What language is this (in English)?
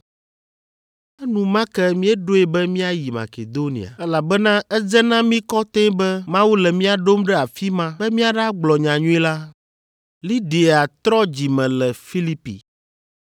Ewe